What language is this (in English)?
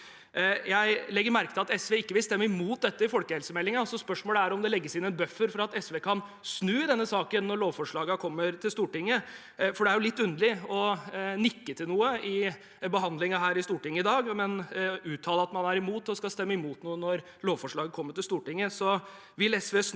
Norwegian